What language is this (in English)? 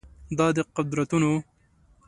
Pashto